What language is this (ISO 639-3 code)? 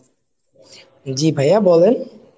ben